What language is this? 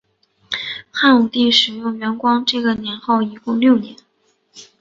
Chinese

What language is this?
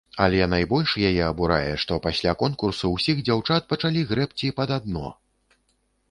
Belarusian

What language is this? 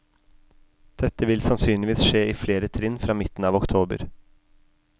Norwegian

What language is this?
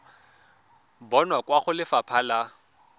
Tswana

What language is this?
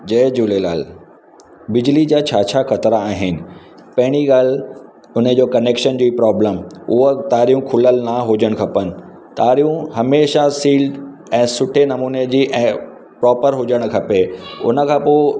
Sindhi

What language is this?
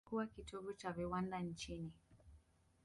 Swahili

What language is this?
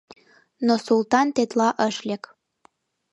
Mari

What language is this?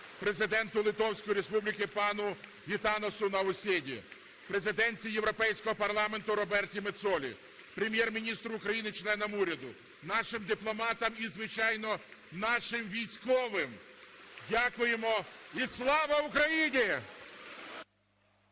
Ukrainian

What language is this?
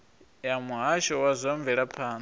Venda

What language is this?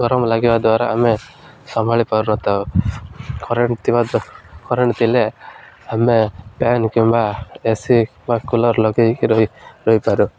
Odia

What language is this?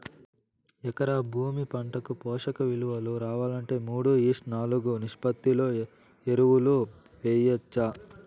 Telugu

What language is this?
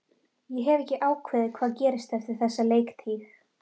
Icelandic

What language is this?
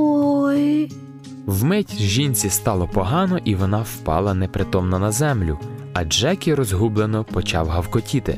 Ukrainian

